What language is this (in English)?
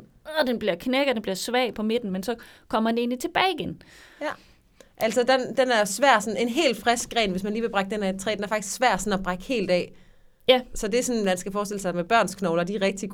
Danish